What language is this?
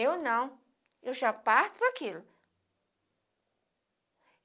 Portuguese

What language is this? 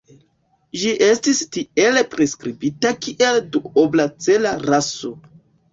Esperanto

